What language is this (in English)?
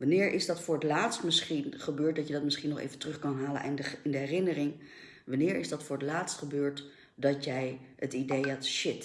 Dutch